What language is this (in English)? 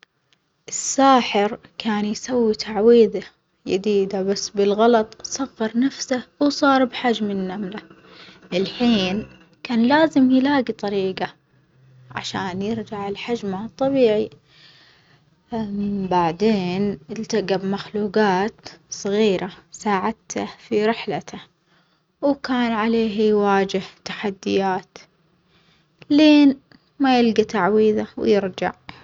Omani Arabic